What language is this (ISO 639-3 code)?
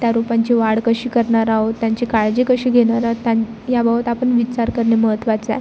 mar